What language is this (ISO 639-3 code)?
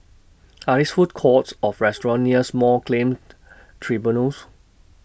eng